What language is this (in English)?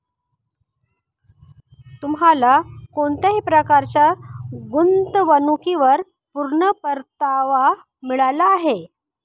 Marathi